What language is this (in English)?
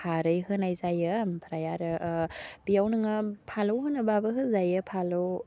Bodo